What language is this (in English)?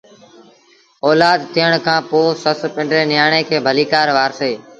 Sindhi Bhil